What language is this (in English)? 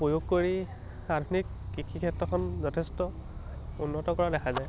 Assamese